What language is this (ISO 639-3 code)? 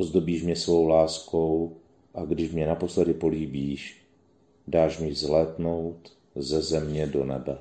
ces